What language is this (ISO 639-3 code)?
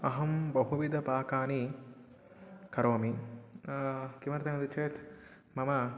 san